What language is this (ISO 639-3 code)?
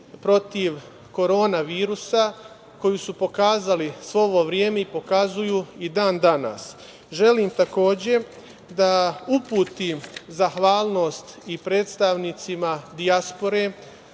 srp